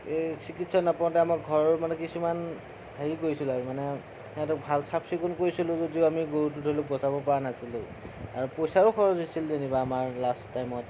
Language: Assamese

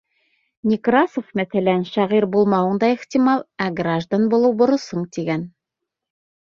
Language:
Bashkir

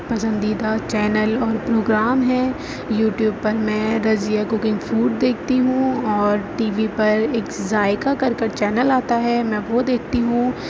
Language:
Urdu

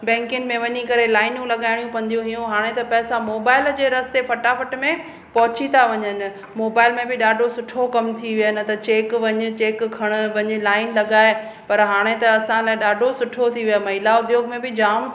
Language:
Sindhi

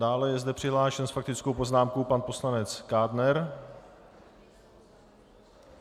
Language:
Czech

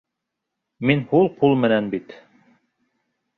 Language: Bashkir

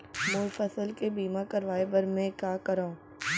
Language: Chhattisgarhi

